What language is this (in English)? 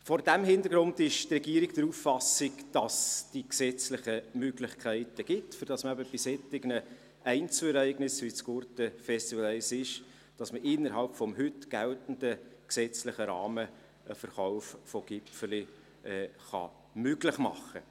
Swiss German